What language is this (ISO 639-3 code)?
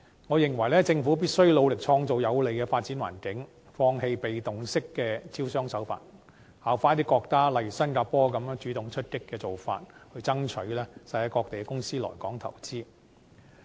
yue